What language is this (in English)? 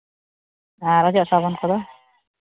Santali